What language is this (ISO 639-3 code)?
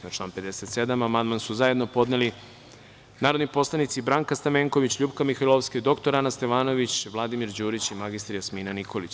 srp